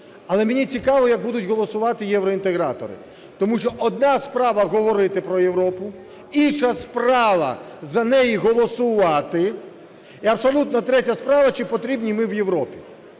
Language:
Ukrainian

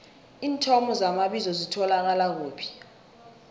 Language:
South Ndebele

